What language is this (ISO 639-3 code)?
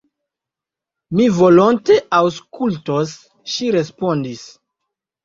epo